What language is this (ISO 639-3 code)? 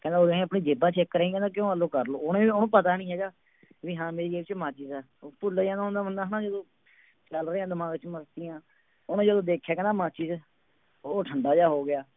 pan